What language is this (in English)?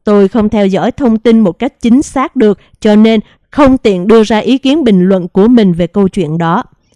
Vietnamese